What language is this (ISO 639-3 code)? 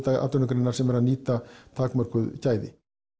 isl